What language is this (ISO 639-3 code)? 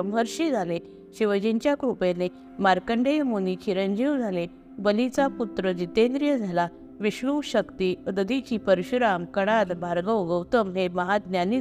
mar